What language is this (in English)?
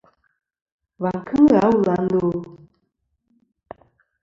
Kom